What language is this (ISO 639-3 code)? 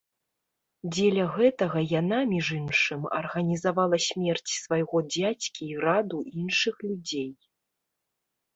bel